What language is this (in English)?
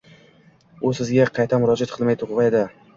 Uzbek